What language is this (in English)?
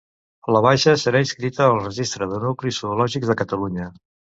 Catalan